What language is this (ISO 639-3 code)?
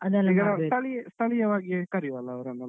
kan